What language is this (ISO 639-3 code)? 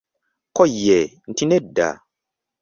lug